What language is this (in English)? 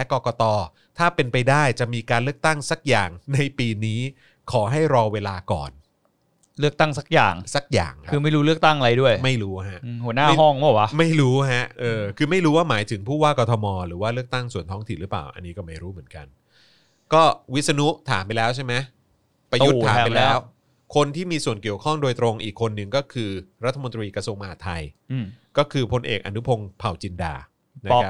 Thai